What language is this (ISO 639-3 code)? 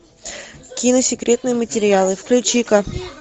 rus